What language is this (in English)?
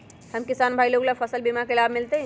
Magahi